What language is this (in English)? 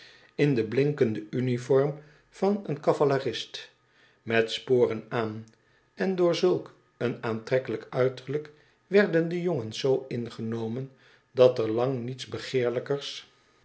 Dutch